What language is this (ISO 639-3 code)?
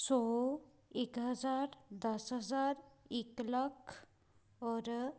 pan